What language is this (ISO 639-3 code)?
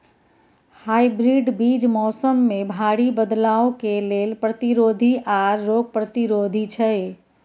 mai